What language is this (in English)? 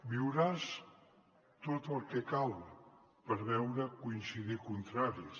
Catalan